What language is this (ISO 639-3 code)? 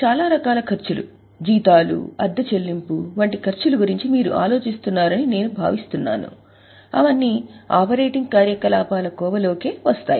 tel